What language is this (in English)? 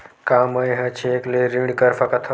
Chhattisgarhi